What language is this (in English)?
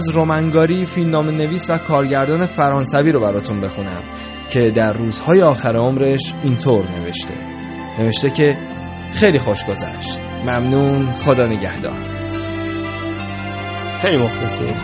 Persian